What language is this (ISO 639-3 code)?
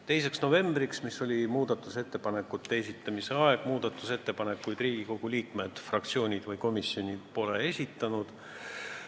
est